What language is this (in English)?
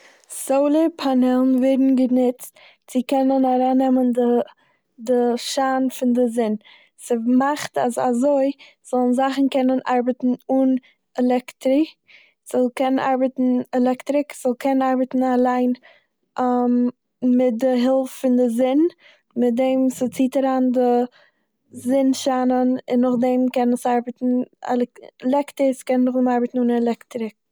Yiddish